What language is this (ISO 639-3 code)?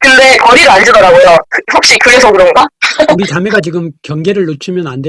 kor